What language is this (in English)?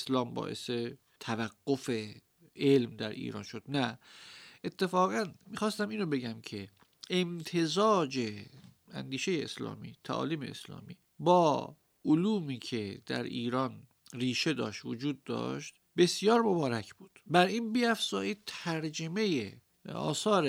Persian